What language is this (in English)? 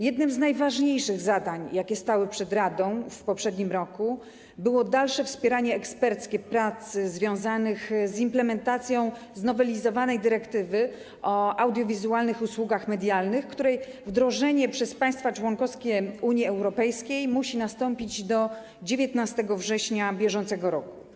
Polish